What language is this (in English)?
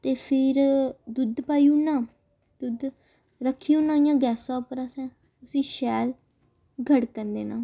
Dogri